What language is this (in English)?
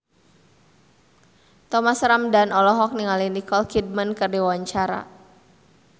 Sundanese